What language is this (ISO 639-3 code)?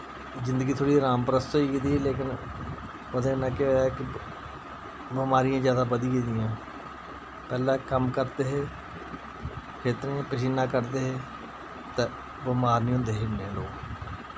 doi